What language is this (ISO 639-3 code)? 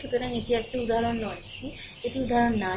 ben